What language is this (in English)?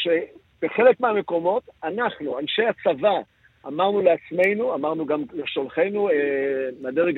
Hebrew